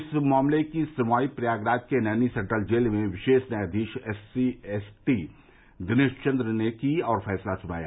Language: Hindi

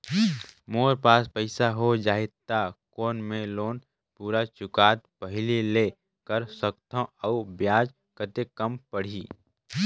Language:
Chhattisgarhi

